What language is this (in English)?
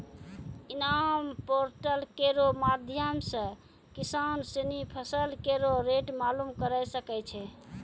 Maithili